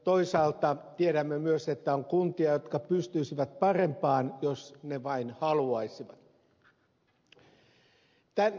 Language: Finnish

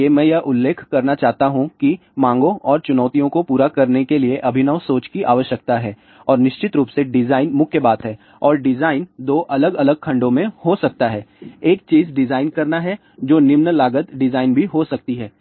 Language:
Hindi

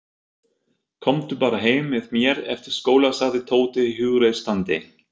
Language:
Icelandic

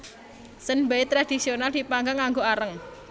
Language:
Javanese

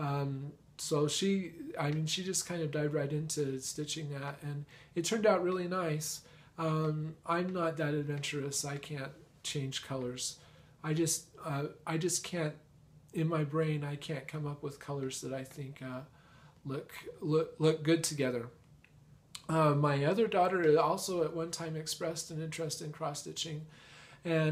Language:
English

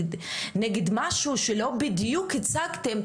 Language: Hebrew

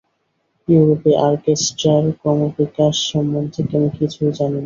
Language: Bangla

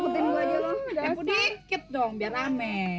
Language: Indonesian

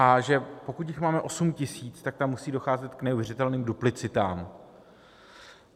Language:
Czech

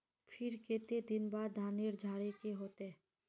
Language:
Magahi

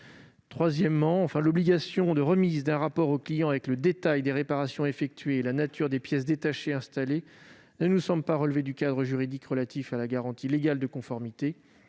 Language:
French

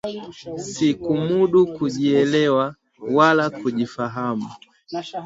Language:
Swahili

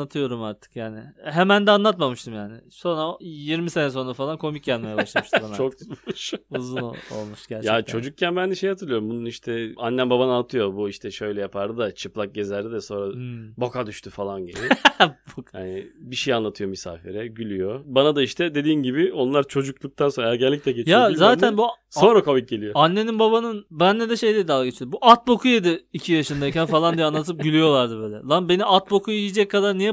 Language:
Turkish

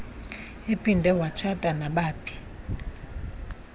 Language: Xhosa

